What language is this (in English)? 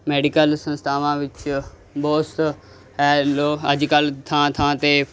Punjabi